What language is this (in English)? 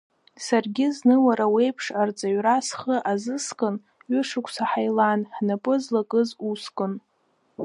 Abkhazian